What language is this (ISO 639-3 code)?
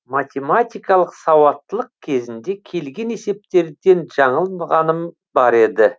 kaz